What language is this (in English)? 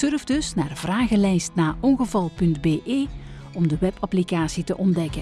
Dutch